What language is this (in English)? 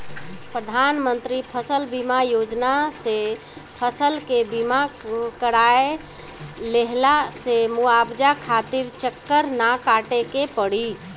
Bhojpuri